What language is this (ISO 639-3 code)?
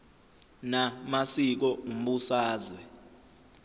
zul